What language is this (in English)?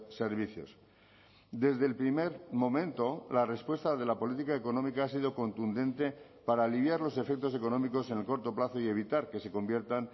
Spanish